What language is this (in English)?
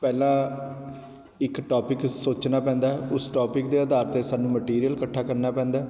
Punjabi